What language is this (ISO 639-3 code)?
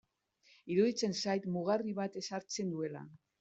eus